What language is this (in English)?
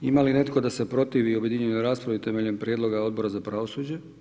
Croatian